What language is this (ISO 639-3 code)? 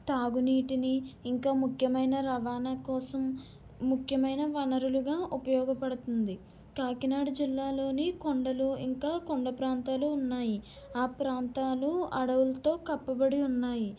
tel